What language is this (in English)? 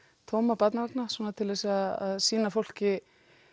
Icelandic